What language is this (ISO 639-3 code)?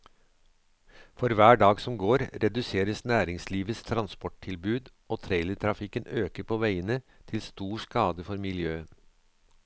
nor